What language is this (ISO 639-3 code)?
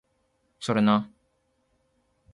jpn